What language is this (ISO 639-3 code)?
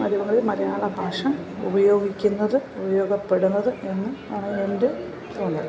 mal